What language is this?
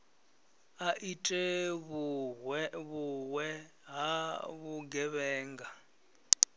Venda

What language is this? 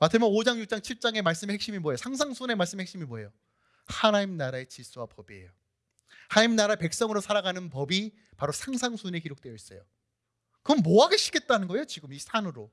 Korean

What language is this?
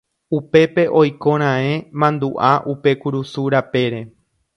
Guarani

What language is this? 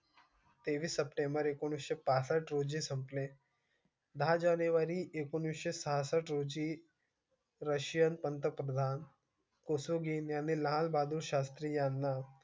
Marathi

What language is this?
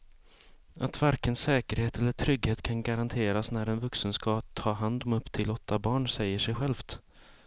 Swedish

